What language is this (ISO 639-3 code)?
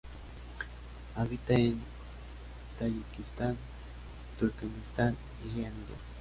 spa